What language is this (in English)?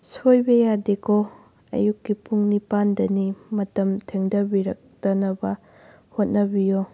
Manipuri